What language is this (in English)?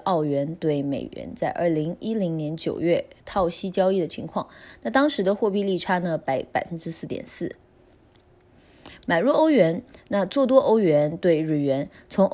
Chinese